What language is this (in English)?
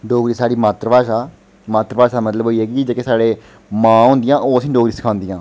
Dogri